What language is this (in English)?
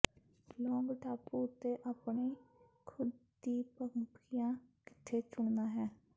Punjabi